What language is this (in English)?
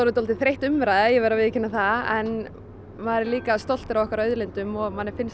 Icelandic